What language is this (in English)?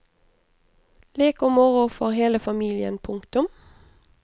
Norwegian